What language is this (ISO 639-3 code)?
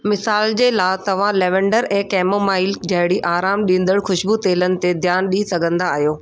snd